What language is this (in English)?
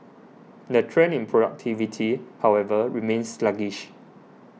English